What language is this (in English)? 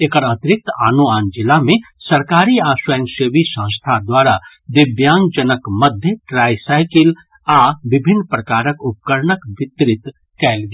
Maithili